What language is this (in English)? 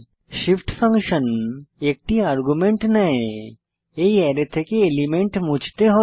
Bangla